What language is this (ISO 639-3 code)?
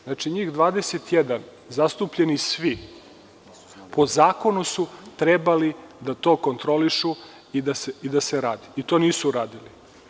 srp